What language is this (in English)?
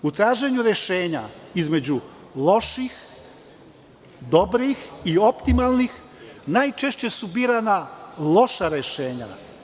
Serbian